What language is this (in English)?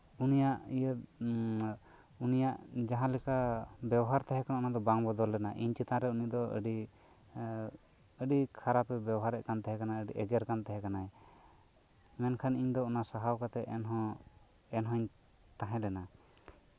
Santali